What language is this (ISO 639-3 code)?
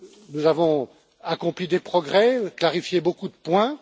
fra